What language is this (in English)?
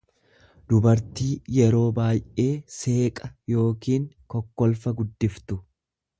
Oromo